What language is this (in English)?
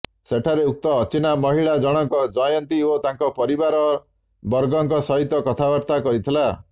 Odia